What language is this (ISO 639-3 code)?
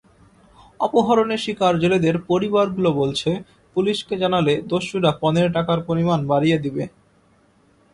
ben